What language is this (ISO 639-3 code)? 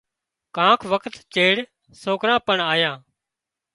kxp